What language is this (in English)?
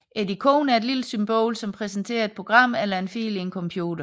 Danish